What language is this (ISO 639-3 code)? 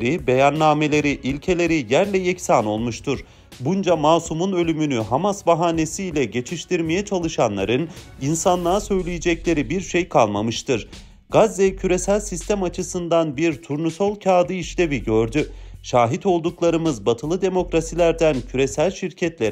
tur